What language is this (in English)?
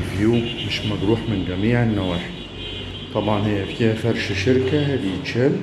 Arabic